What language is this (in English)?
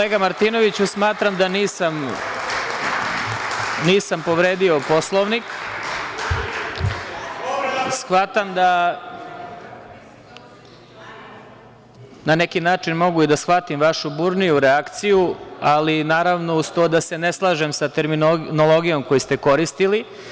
Serbian